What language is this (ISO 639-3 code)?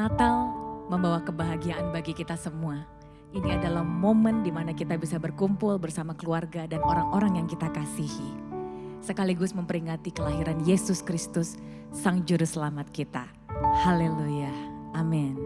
ind